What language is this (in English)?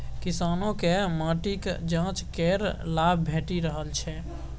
Maithili